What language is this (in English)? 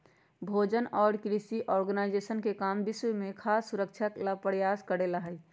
Magahi